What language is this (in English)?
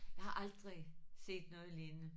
Danish